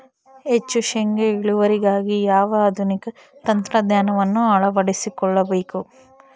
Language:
Kannada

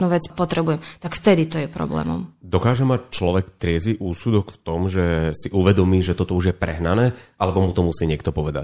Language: Slovak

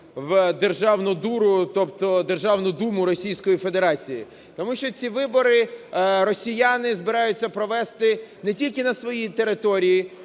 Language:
Ukrainian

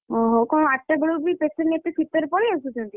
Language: Odia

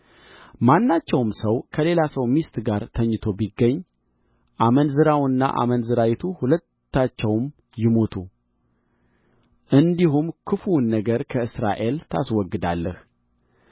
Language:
Amharic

